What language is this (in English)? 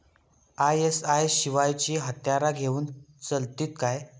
Marathi